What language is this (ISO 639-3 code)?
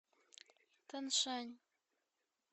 rus